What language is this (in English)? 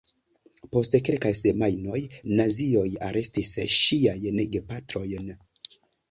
Esperanto